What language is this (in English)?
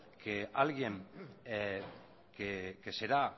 Spanish